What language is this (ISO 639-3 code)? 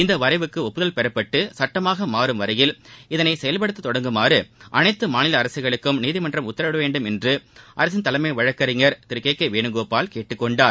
tam